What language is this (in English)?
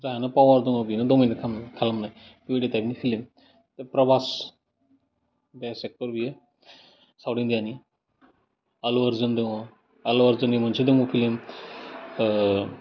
Bodo